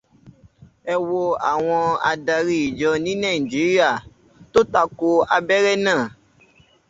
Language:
Yoruba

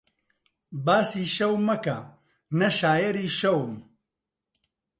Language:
Central Kurdish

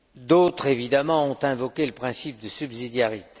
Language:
French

